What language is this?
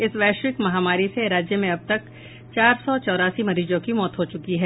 Hindi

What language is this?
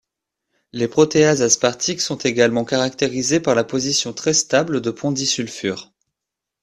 French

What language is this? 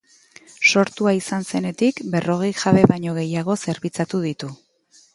Basque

